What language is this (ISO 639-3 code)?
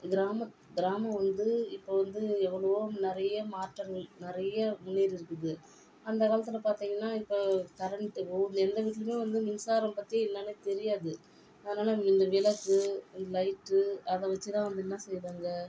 tam